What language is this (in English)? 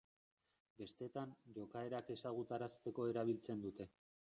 Basque